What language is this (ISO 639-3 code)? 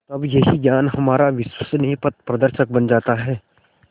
hin